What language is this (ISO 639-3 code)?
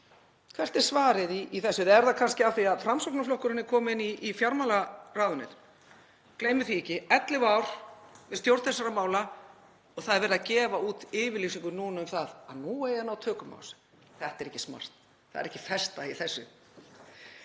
isl